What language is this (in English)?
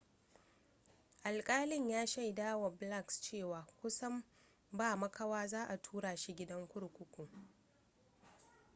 Hausa